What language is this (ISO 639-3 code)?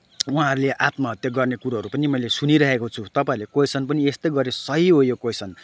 nep